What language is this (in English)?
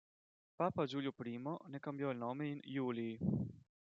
Italian